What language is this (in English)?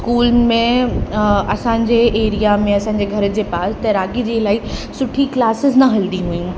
Sindhi